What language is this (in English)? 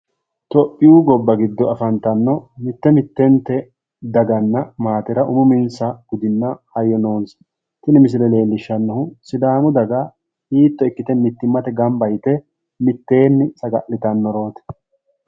Sidamo